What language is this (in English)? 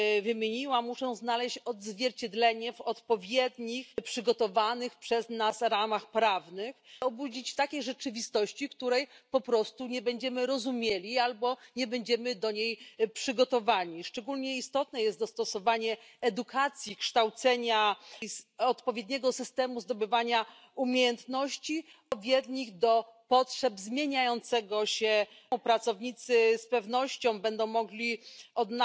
Croatian